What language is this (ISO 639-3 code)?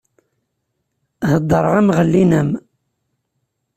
kab